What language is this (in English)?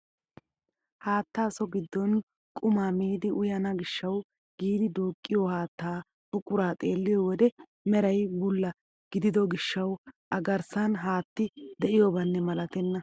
Wolaytta